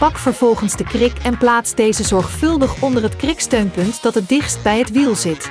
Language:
Dutch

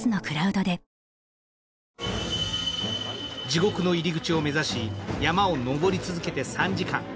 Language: Japanese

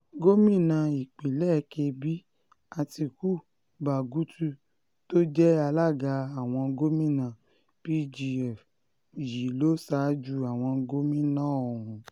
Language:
Yoruba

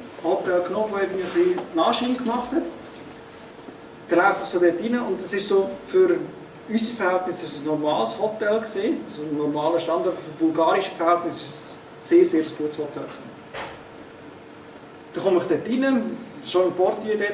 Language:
German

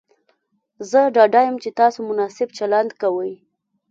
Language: Pashto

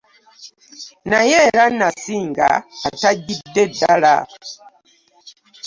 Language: Ganda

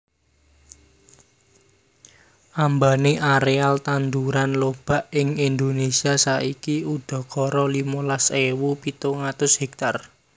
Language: Javanese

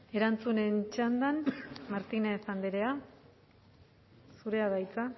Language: Basque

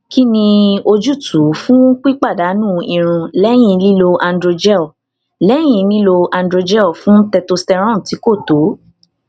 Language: Yoruba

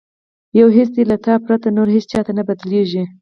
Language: Pashto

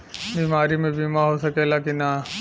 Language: Bhojpuri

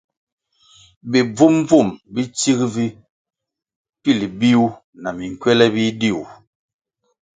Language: Kwasio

